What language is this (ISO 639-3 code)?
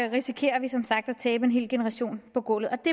dan